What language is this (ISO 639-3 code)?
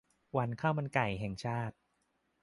tha